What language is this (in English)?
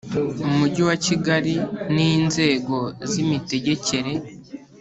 Kinyarwanda